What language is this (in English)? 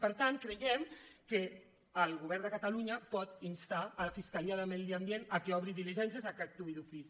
Catalan